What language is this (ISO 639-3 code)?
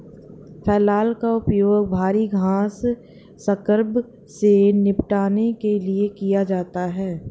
hin